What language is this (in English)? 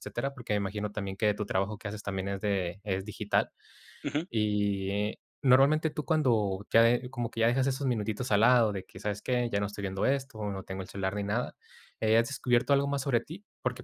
Spanish